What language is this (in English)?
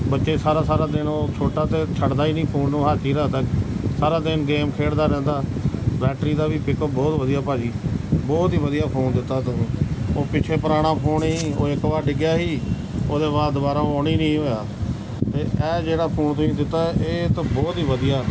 Punjabi